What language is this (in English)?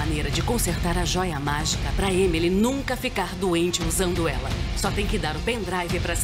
Portuguese